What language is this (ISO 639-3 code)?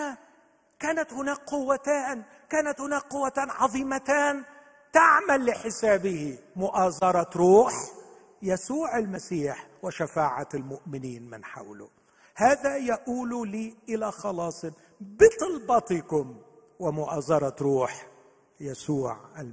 ara